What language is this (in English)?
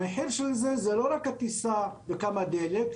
Hebrew